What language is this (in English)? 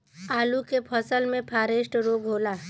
Bhojpuri